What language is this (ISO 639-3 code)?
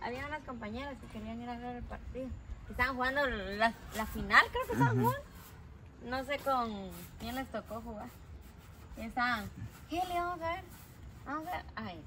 spa